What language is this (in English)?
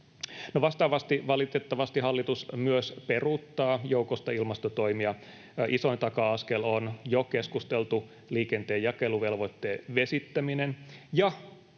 Finnish